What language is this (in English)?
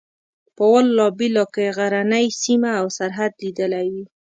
Pashto